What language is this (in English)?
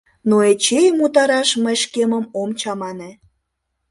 Mari